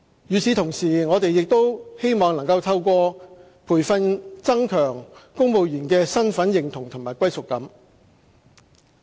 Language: Cantonese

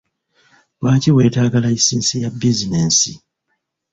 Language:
Ganda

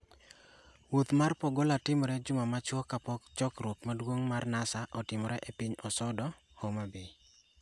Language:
Luo (Kenya and Tanzania)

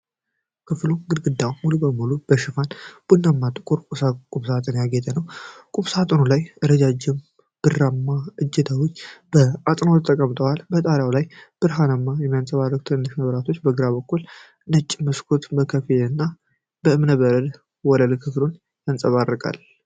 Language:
Amharic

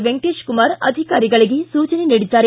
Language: Kannada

